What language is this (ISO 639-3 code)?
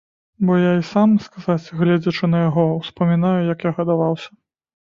bel